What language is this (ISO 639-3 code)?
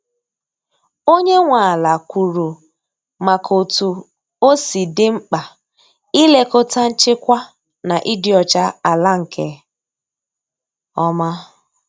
ibo